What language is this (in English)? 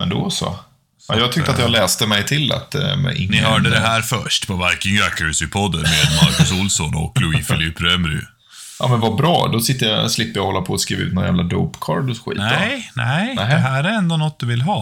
Swedish